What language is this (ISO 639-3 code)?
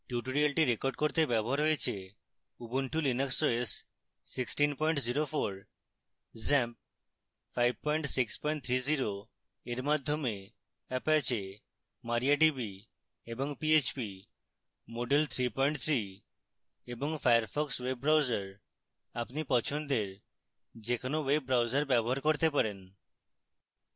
ben